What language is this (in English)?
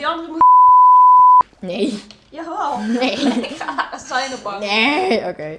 Dutch